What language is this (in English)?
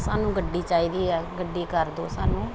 Punjabi